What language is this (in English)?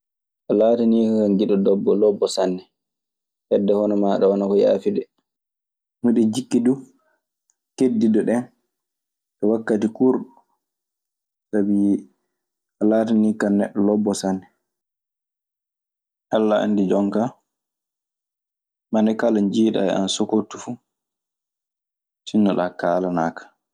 Maasina Fulfulde